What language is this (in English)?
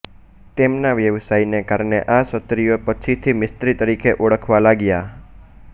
Gujarati